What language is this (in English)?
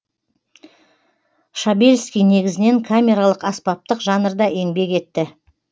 Kazakh